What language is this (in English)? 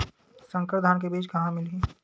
Chhattisgarhi